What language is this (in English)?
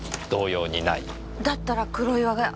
Japanese